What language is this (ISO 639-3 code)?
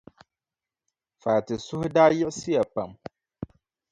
dag